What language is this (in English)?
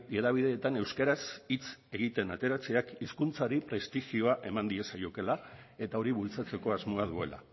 Basque